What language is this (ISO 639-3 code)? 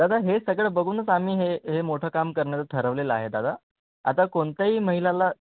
mar